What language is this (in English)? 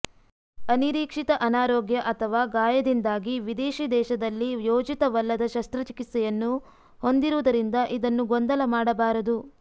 Kannada